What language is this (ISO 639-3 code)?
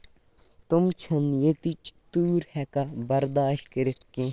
kas